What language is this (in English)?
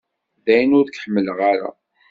Kabyle